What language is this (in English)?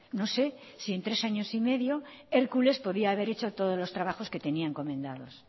Spanish